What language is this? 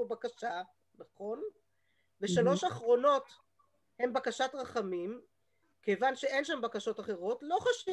Hebrew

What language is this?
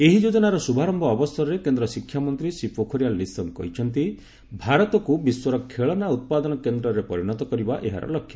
Odia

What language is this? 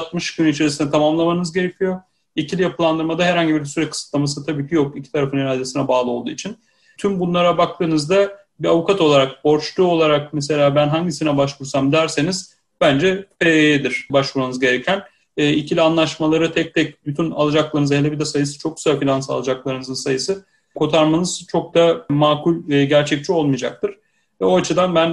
Turkish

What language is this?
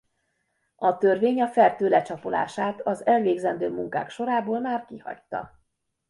Hungarian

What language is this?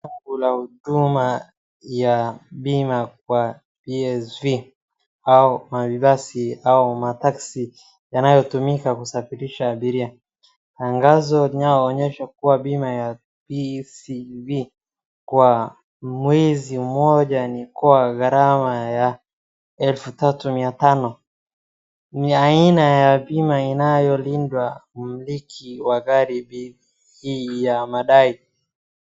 Swahili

